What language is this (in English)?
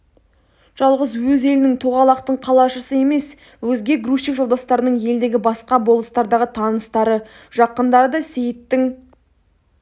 Kazakh